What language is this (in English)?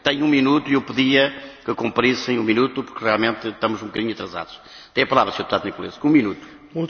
Romanian